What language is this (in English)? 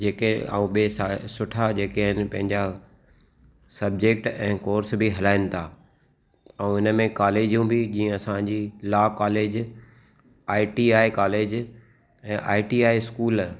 Sindhi